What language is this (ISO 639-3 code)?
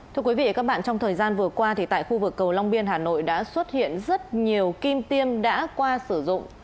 vie